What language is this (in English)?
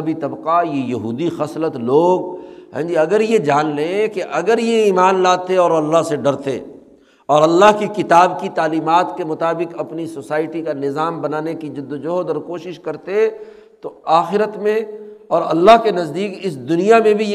Urdu